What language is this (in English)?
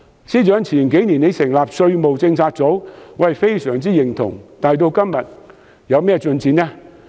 Cantonese